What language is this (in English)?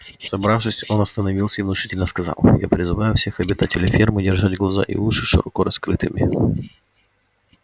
Russian